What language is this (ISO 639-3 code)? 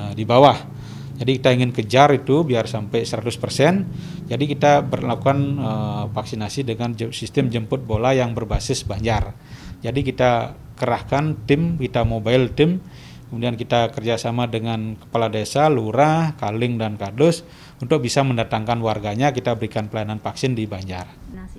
ind